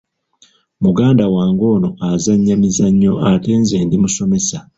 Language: Ganda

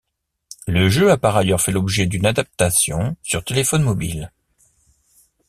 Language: French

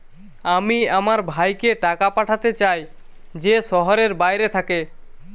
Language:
Bangla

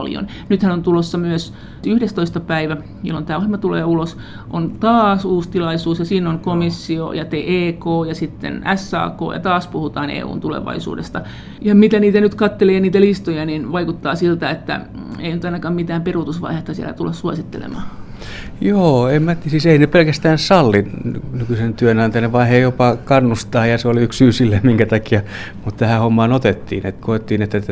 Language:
Finnish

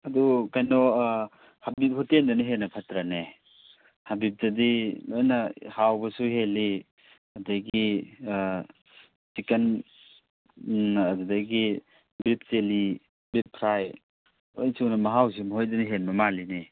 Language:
Manipuri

